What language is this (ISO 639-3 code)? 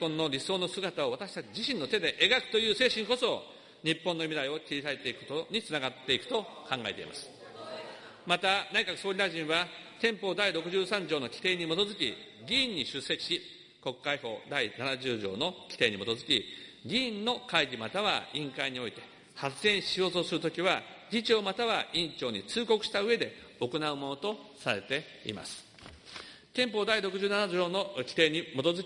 jpn